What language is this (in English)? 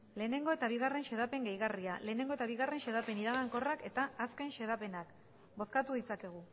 Basque